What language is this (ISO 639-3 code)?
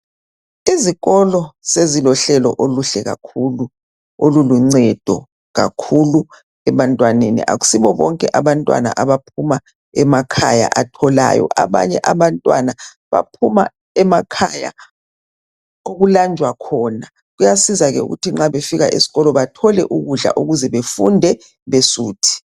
nde